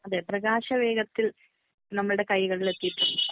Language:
Malayalam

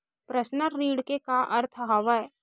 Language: Chhattisgarhi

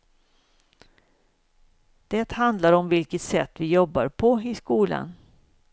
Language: Swedish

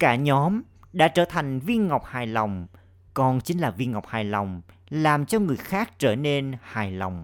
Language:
Vietnamese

